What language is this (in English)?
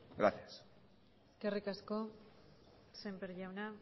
Basque